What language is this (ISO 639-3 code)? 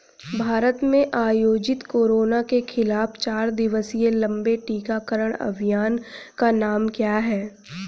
hin